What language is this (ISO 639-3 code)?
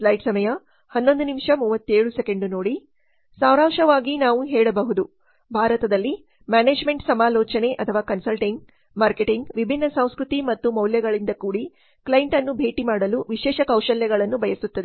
kan